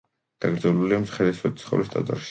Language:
Georgian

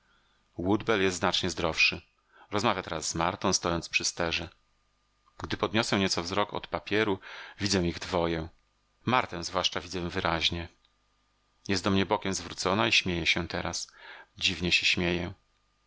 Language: Polish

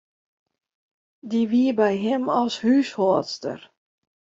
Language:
Western Frisian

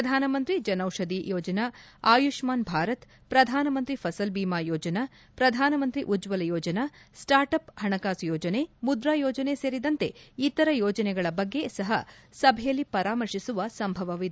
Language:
Kannada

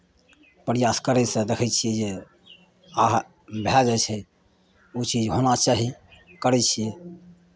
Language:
Maithili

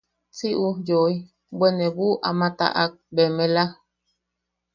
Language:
Yaqui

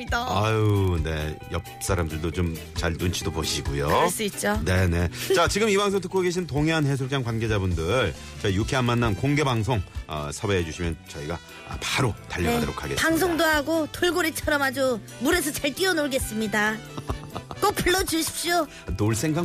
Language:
Korean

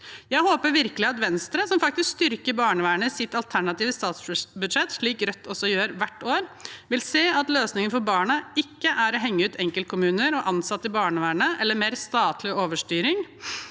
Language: Norwegian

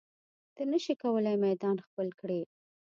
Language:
Pashto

